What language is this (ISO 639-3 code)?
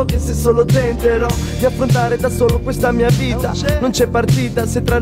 ita